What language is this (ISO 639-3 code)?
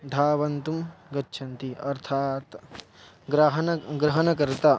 san